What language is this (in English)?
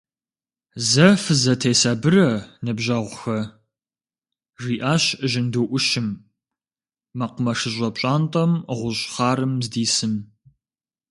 Kabardian